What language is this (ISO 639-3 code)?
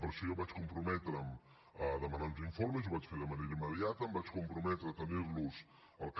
cat